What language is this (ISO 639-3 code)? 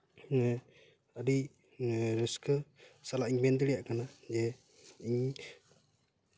sat